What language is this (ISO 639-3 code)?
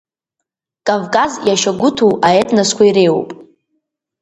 abk